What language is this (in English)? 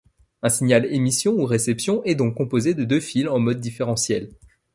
French